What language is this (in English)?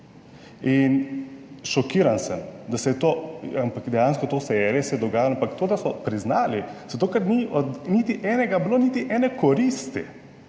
Slovenian